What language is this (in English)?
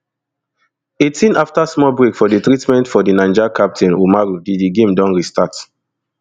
Nigerian Pidgin